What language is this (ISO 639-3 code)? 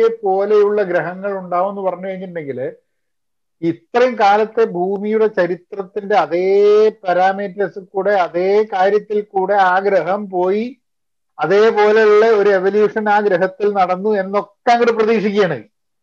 mal